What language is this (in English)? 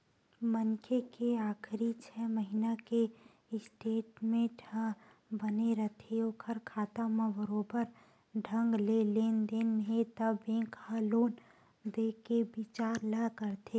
Chhattisgarhi